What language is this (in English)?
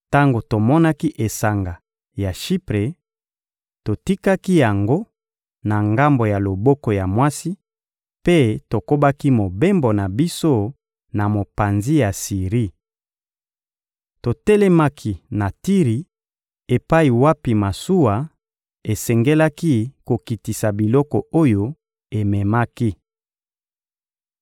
Lingala